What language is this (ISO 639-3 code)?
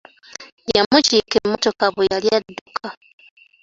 lug